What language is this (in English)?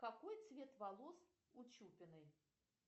Russian